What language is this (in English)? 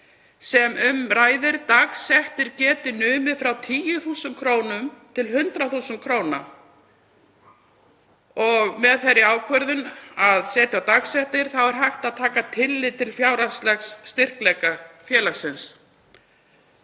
Icelandic